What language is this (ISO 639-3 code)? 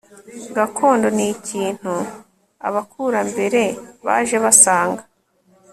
kin